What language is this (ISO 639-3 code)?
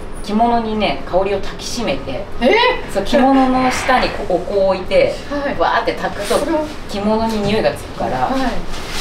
jpn